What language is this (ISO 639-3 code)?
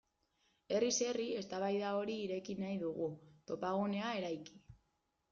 eus